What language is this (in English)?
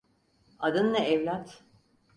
Turkish